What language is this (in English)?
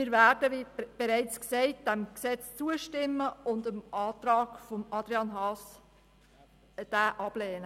Swiss German